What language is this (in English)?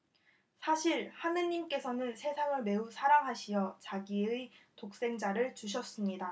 Korean